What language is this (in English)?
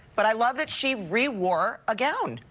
English